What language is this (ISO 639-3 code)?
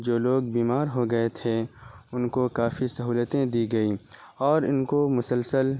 urd